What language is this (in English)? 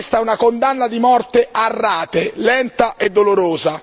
Italian